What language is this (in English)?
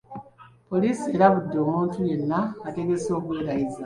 Ganda